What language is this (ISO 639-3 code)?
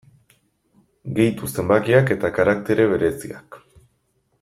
eus